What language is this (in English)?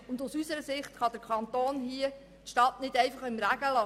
Swiss German